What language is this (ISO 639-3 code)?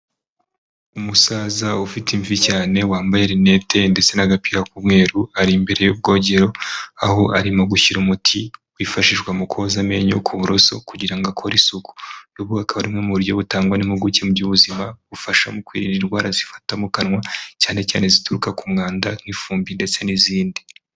kin